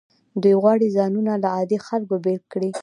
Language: Pashto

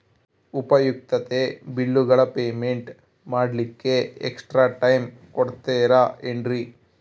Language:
Kannada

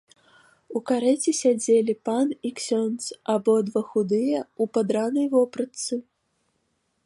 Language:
Belarusian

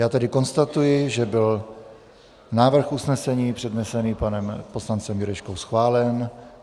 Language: Czech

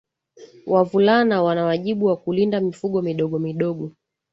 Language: Swahili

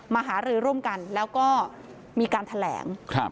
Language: Thai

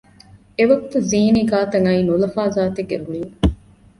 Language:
Divehi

